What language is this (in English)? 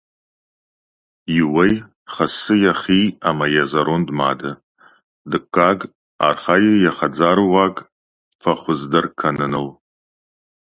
Ossetic